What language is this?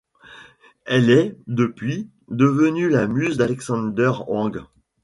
French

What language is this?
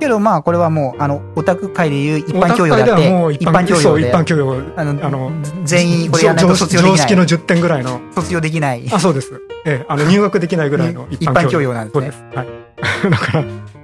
Japanese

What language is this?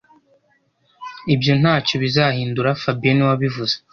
Kinyarwanda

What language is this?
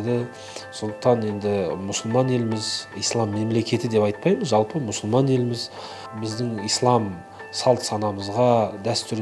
Turkish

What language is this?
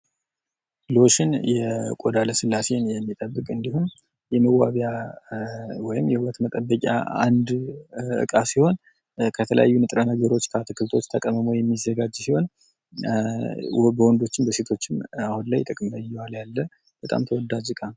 Amharic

